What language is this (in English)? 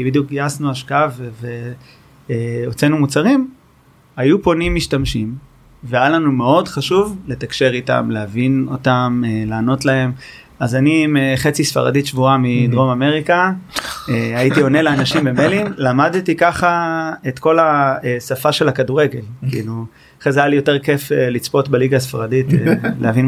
Hebrew